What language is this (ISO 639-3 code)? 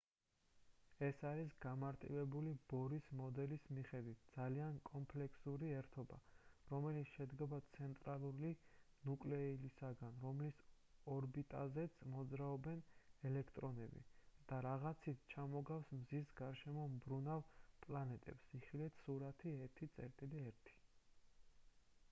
kat